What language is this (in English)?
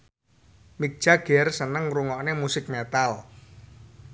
Javanese